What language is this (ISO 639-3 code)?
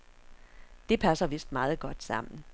dan